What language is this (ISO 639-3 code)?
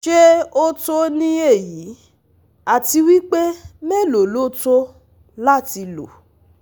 yor